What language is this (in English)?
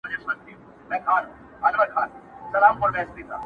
Pashto